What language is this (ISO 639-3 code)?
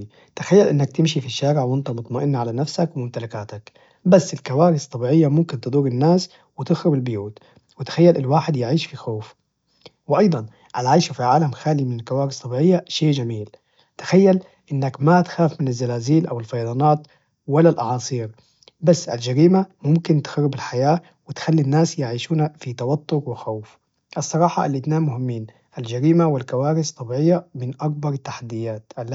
ars